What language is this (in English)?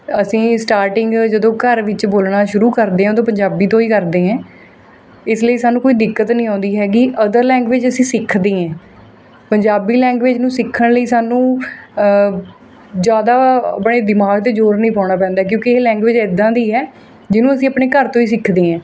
Punjabi